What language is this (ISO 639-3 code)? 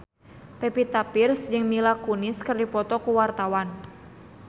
sun